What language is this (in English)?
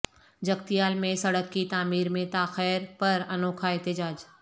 Urdu